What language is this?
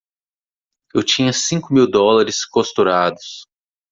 Portuguese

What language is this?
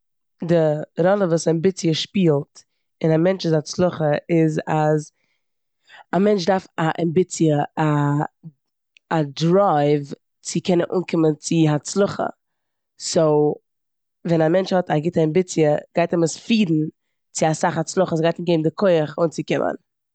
Yiddish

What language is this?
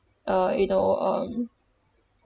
English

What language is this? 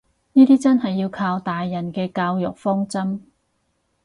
Cantonese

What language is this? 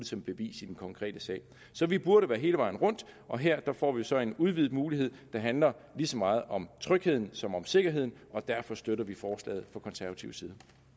Danish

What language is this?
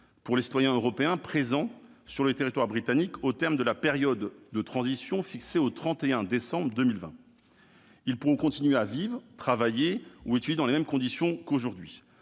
French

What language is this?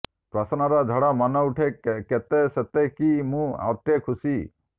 Odia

